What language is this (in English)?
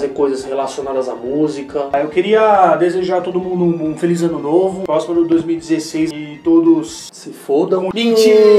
Portuguese